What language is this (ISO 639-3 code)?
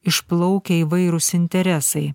lit